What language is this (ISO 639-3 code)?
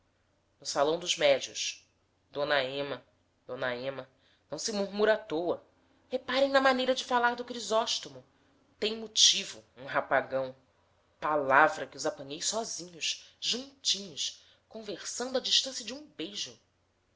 por